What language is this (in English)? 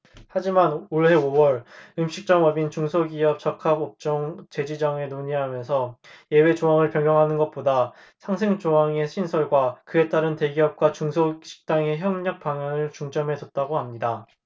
Korean